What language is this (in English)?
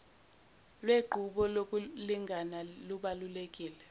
Zulu